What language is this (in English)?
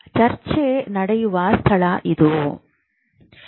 Kannada